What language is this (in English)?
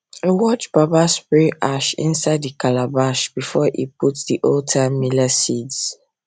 Nigerian Pidgin